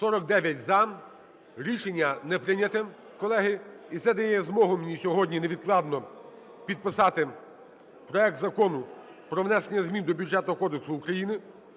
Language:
Ukrainian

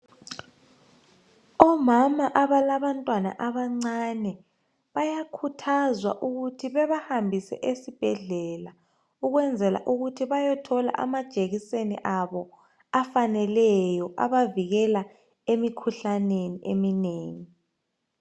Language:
North Ndebele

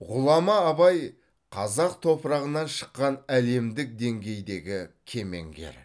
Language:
Kazakh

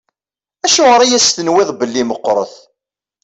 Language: Kabyle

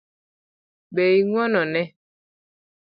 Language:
Luo (Kenya and Tanzania)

